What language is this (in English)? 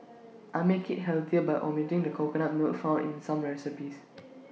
English